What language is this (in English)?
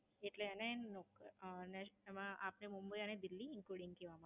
Gujarati